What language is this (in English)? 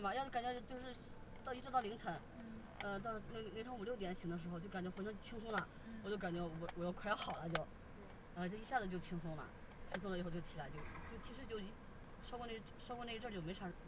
Chinese